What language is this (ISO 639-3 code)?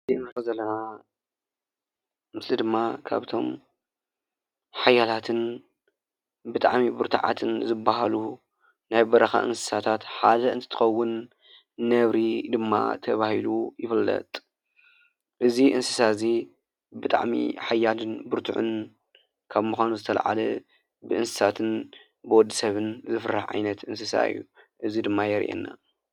tir